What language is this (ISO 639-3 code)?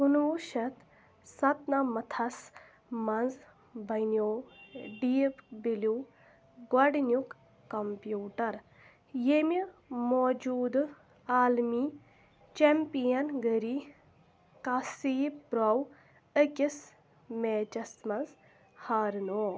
kas